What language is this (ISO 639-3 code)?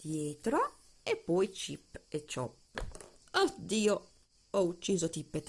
ita